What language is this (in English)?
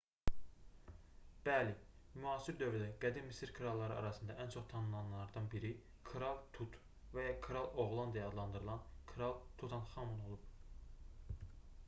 Azerbaijani